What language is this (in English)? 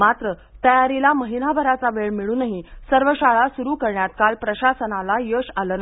Marathi